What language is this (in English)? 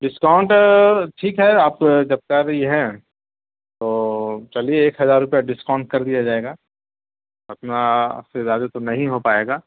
Urdu